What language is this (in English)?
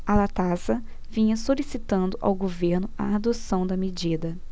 Portuguese